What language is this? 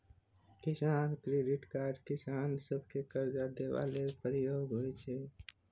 Maithili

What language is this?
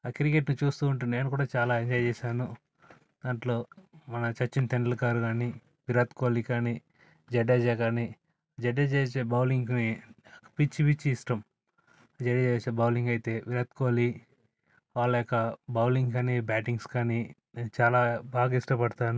Telugu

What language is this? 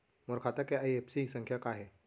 Chhattisgarhi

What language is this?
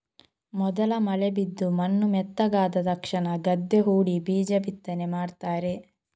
Kannada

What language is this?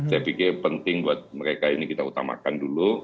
Indonesian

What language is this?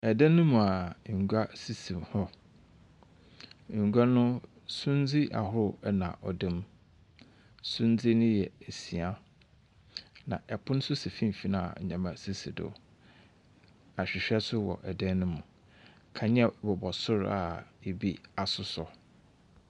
Akan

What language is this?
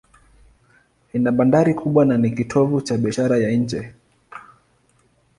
Swahili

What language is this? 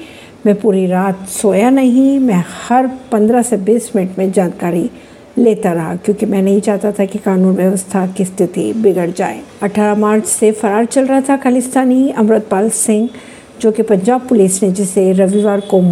Hindi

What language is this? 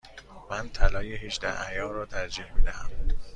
Persian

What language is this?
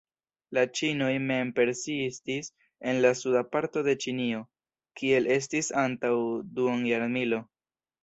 Esperanto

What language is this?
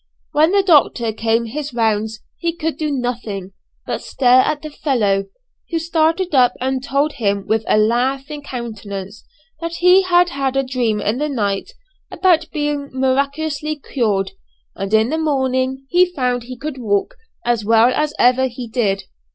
English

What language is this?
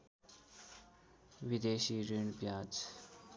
Nepali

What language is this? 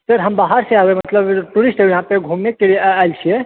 Maithili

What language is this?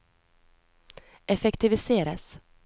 Norwegian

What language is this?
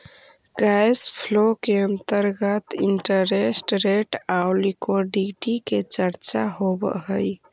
Magahi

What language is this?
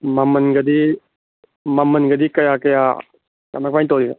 Manipuri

